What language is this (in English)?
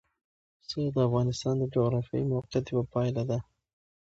Pashto